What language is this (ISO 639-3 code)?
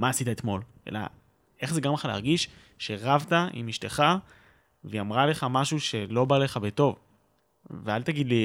heb